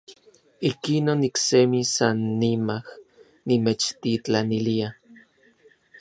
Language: Orizaba Nahuatl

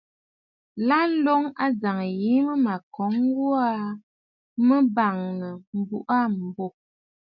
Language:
Bafut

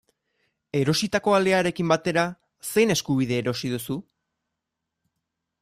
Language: Basque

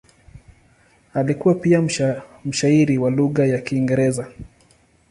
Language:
Swahili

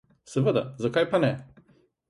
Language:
Slovenian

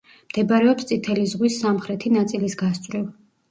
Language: Georgian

